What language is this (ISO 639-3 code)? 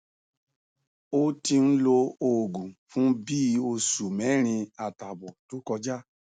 yor